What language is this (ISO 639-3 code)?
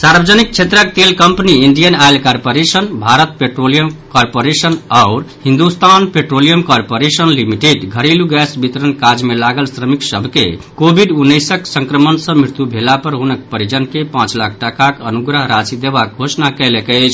mai